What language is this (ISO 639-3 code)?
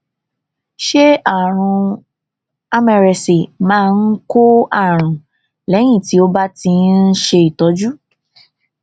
yor